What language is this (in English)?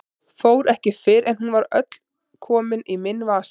Icelandic